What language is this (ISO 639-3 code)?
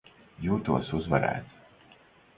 lav